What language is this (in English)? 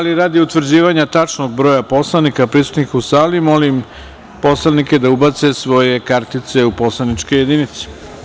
Serbian